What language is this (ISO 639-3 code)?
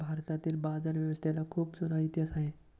mar